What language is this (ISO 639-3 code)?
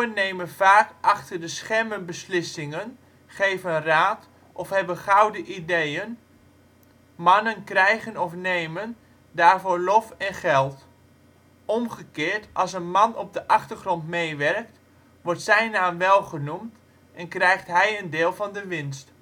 nld